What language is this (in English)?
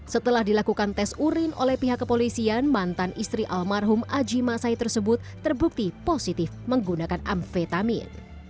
Indonesian